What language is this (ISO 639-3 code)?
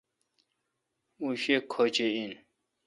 xka